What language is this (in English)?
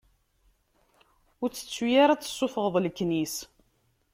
Kabyle